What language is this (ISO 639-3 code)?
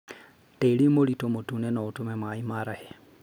kik